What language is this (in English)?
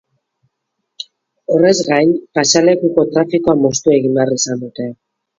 Basque